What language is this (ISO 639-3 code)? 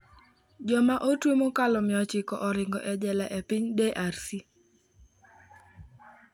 luo